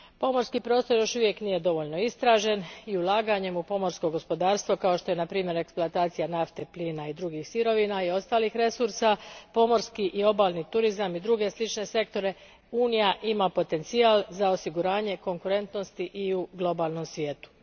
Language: Croatian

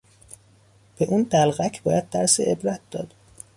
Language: Persian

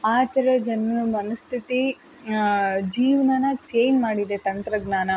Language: Kannada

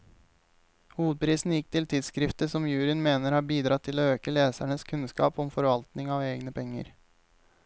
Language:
Norwegian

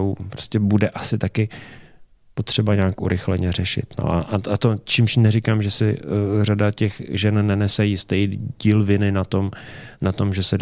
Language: Czech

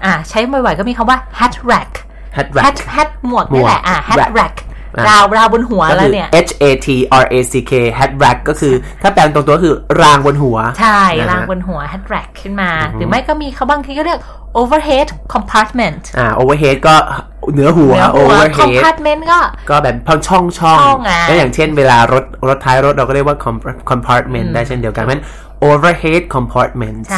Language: Thai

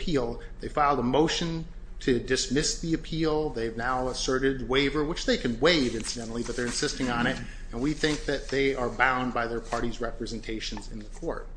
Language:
English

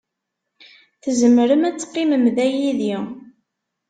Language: Kabyle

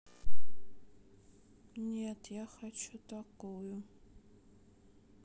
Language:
Russian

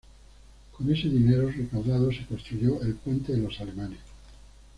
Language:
Spanish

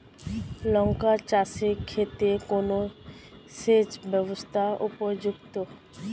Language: Bangla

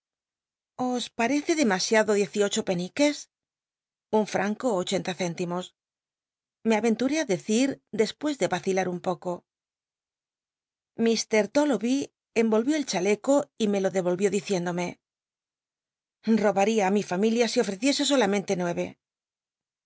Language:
Spanish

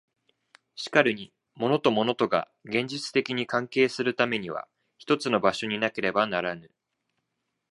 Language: Japanese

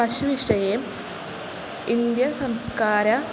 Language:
Sanskrit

